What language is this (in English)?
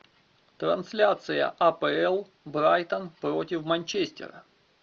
Russian